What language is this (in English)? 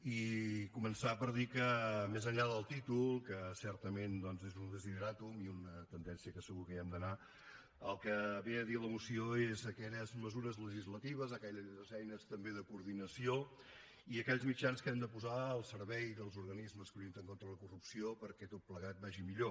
Catalan